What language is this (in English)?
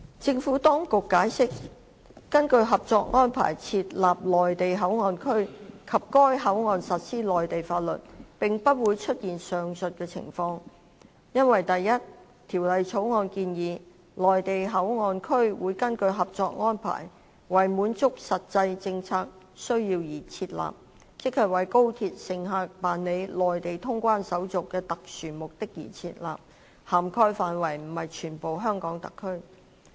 Cantonese